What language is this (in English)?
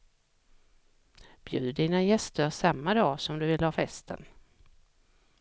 Swedish